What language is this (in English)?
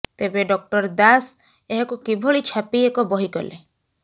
Odia